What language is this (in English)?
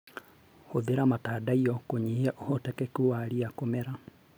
Kikuyu